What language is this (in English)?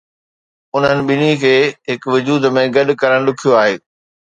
Sindhi